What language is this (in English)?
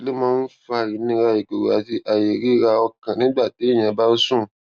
Yoruba